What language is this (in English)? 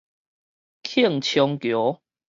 Min Nan Chinese